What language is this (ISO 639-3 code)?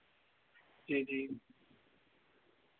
doi